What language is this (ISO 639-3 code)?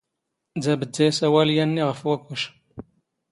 zgh